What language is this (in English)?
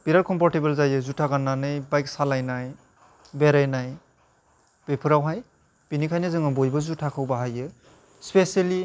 Bodo